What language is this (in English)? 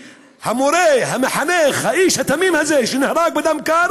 Hebrew